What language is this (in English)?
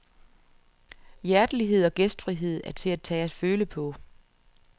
Danish